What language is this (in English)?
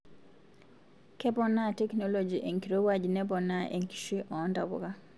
Masai